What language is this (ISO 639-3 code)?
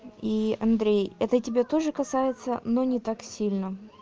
rus